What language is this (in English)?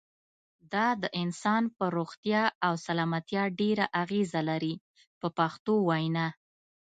Pashto